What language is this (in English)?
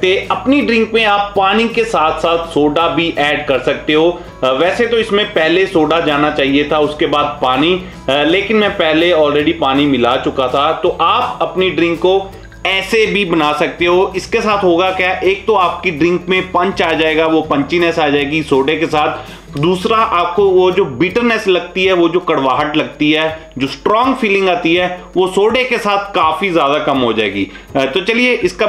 Hindi